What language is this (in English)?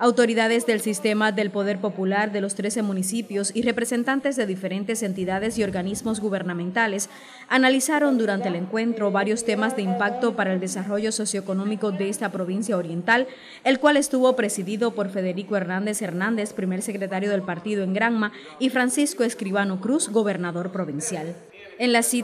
Spanish